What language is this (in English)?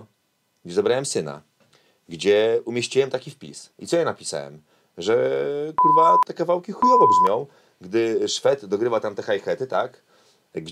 Polish